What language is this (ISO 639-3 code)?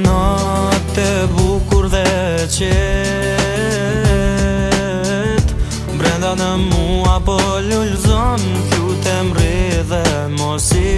ron